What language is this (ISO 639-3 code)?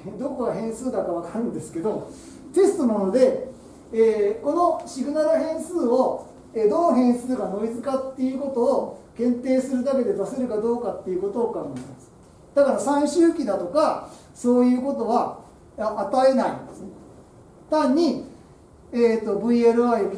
jpn